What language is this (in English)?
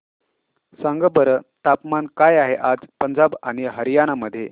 Marathi